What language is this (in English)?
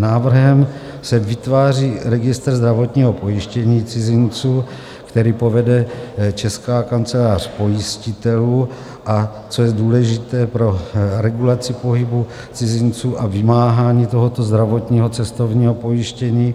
Czech